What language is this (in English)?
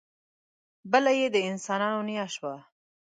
Pashto